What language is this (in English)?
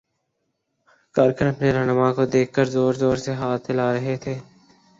Urdu